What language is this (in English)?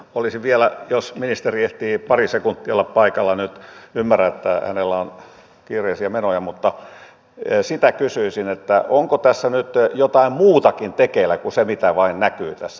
Finnish